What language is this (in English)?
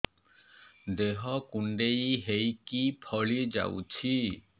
Odia